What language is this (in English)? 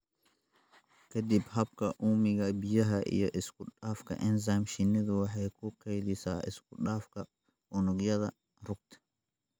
Somali